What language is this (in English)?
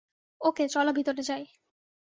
Bangla